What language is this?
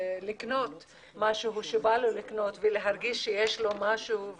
Hebrew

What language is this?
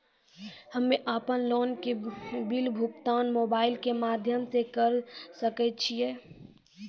Maithili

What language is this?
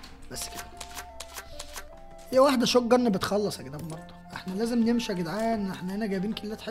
Arabic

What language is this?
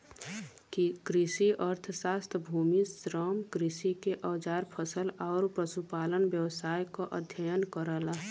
Bhojpuri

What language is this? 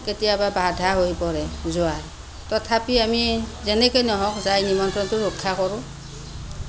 Assamese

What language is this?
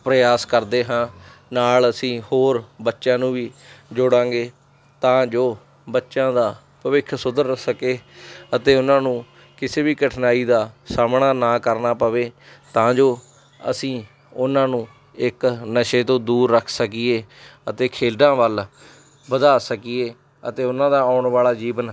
Punjabi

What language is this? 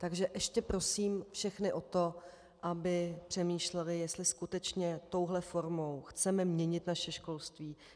Czech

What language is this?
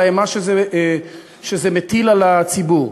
Hebrew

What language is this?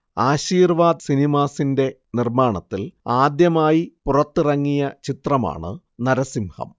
Malayalam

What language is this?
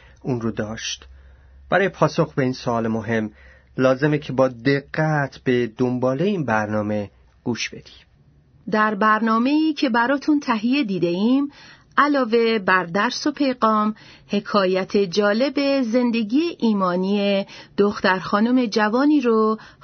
Persian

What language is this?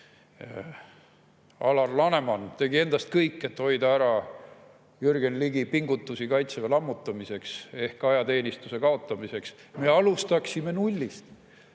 Estonian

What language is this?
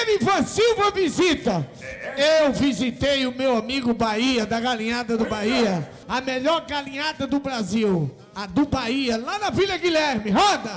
Portuguese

